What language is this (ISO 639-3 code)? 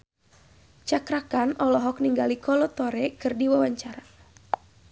sun